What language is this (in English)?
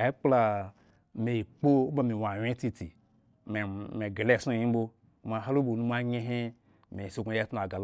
Eggon